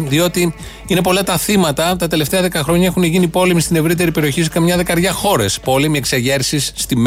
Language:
Greek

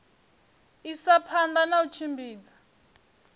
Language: Venda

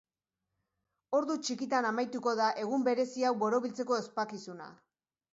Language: Basque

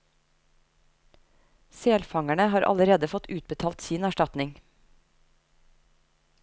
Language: Norwegian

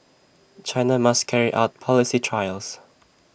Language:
English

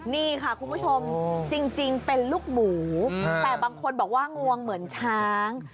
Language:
Thai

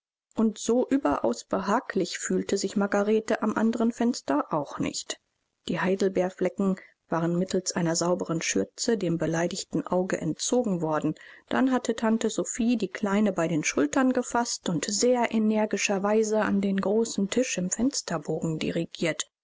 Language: German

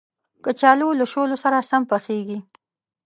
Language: Pashto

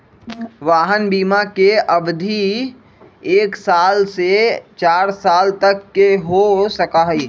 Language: Magahi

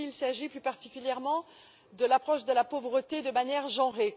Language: French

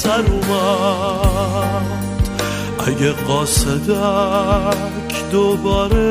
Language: Persian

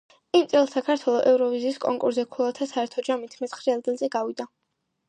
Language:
Georgian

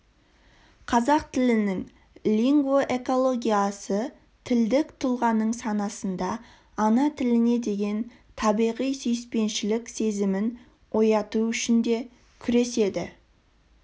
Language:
Kazakh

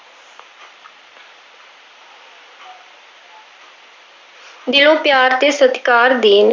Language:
Punjabi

